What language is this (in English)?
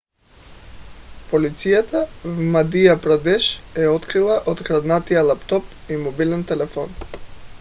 Bulgarian